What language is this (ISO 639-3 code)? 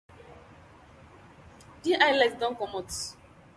pcm